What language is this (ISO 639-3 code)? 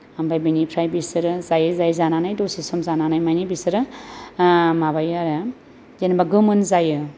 brx